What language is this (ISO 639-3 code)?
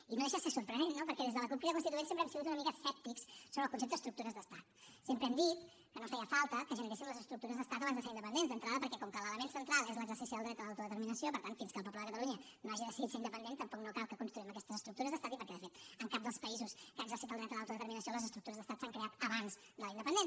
cat